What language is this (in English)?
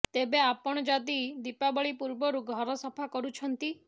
Odia